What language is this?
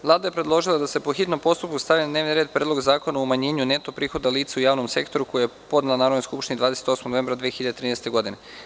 Serbian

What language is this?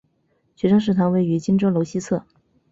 Chinese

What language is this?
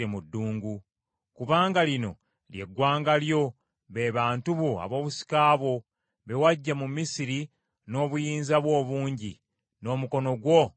Ganda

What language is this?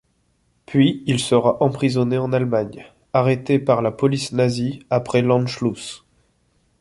French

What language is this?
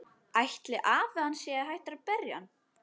Icelandic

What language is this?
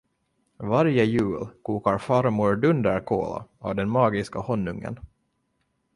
Swedish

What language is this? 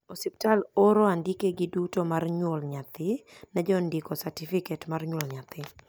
Luo (Kenya and Tanzania)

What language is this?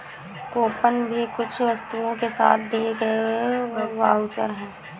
Hindi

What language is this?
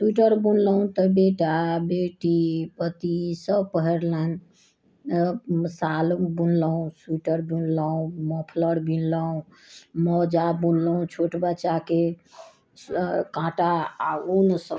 Maithili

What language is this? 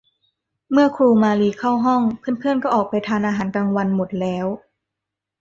Thai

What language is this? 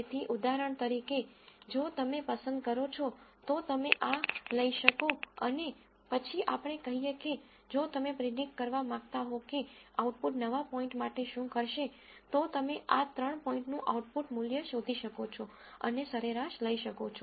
Gujarati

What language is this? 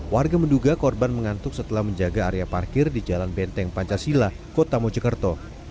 Indonesian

